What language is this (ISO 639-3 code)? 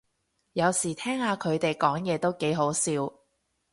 yue